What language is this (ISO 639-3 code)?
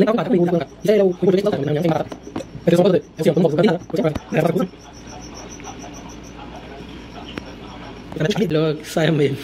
por